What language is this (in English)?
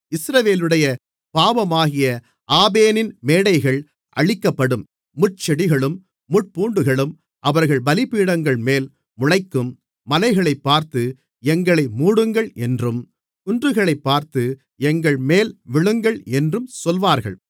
Tamil